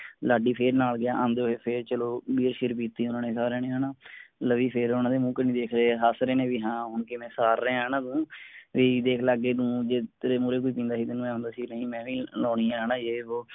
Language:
Punjabi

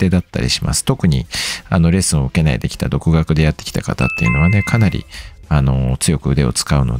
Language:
Japanese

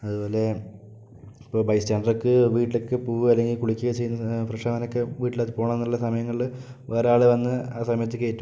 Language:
Malayalam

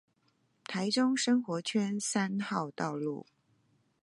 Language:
Chinese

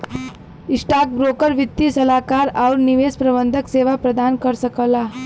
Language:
Bhojpuri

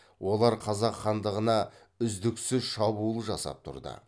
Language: Kazakh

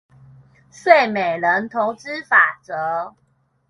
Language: Chinese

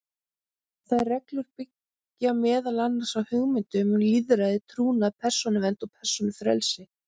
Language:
Icelandic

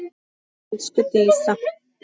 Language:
Icelandic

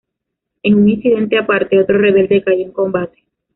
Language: Spanish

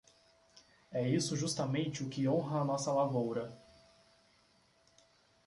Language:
Portuguese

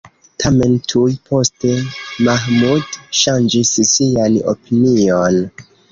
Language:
Esperanto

